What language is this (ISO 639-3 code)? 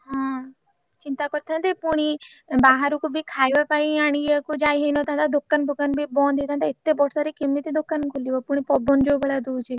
ori